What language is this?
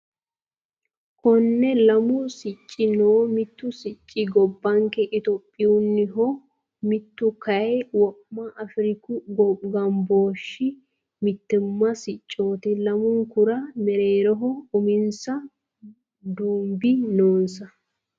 Sidamo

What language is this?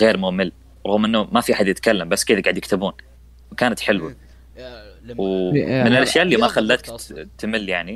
Arabic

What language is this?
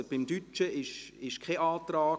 Swiss German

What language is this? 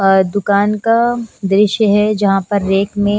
Hindi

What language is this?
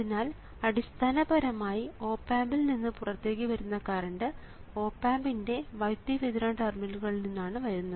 Malayalam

